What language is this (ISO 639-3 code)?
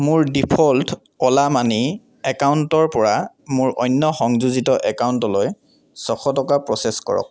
asm